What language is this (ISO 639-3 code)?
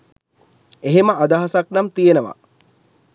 sin